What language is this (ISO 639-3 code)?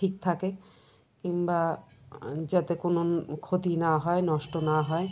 ben